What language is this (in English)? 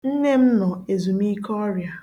Igbo